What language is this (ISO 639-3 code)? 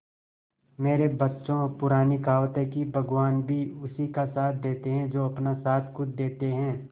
hin